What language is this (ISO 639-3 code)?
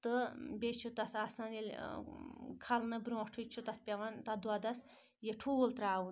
kas